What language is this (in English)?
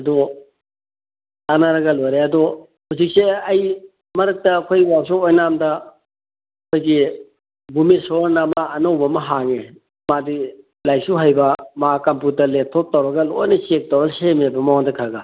Manipuri